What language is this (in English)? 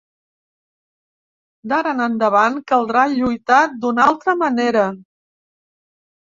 Catalan